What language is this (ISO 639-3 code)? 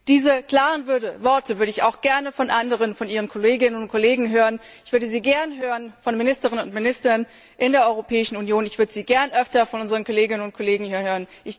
deu